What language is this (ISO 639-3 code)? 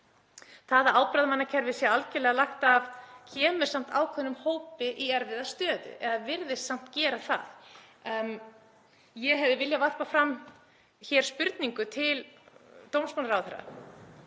isl